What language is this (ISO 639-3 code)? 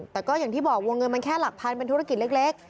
tha